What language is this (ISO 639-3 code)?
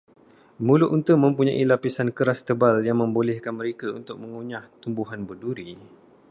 msa